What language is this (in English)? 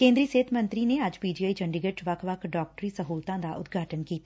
Punjabi